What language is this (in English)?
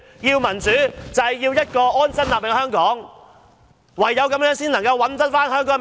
Cantonese